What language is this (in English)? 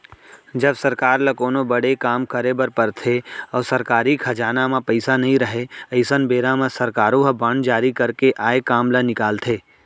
Chhattisgarhi